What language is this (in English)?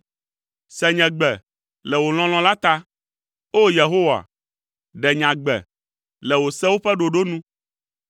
Ewe